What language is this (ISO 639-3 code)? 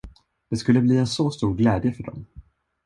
swe